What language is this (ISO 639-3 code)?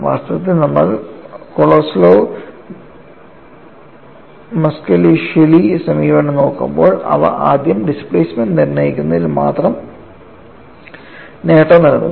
mal